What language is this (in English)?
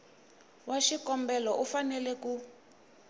Tsonga